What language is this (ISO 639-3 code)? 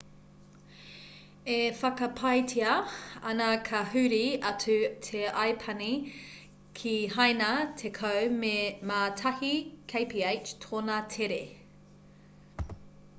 mri